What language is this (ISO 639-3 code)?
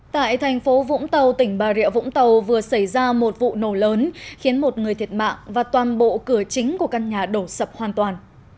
vie